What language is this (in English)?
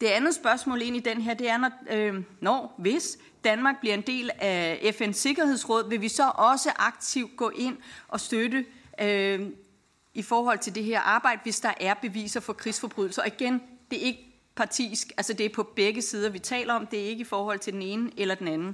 Danish